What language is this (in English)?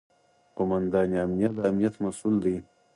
Pashto